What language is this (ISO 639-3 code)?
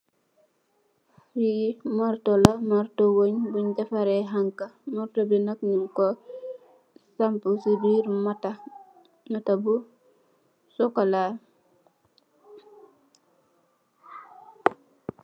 wol